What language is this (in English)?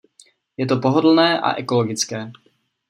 Czech